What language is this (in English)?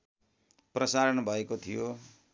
Nepali